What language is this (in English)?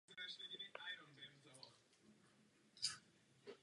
Czech